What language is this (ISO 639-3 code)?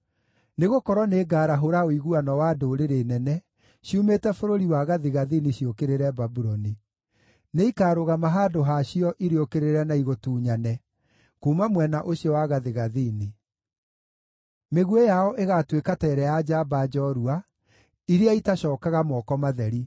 kik